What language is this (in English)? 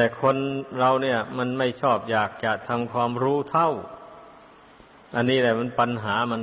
Thai